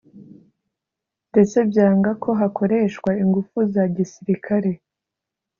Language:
Kinyarwanda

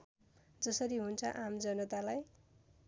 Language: Nepali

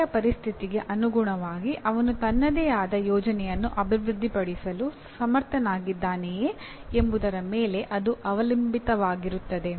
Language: Kannada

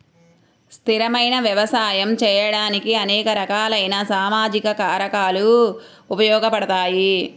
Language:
Telugu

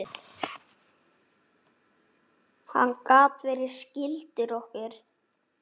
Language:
Icelandic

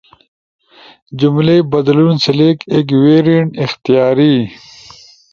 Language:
Ushojo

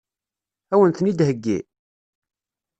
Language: Kabyle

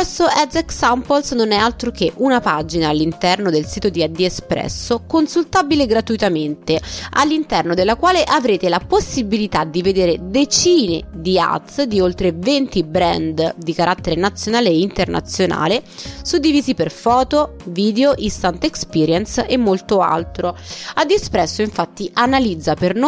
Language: Italian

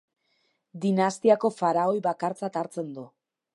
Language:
Basque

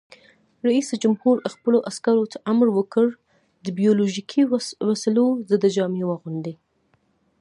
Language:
Pashto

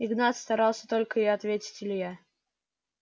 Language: Russian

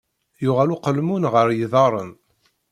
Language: Kabyle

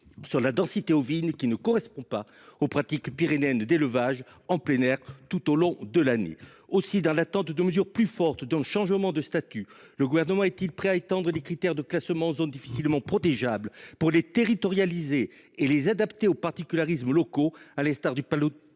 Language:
French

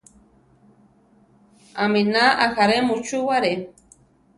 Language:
Central Tarahumara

